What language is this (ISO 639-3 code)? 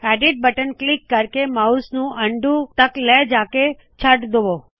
pan